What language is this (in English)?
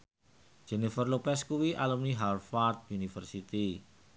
Javanese